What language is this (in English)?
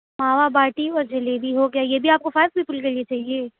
Urdu